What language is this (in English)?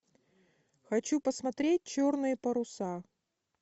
Russian